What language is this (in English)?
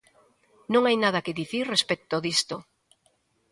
Galician